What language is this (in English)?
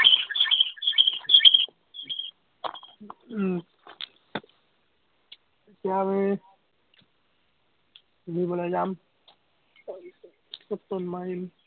Assamese